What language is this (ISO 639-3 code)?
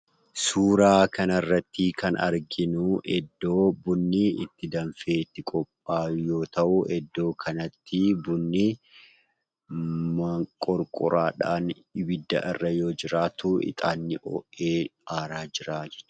orm